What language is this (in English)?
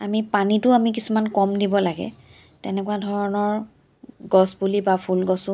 Assamese